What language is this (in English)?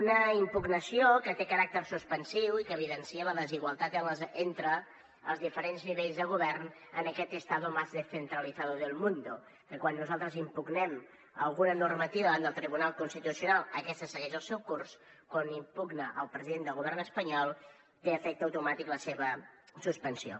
Catalan